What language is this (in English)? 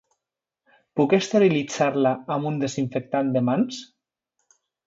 Catalan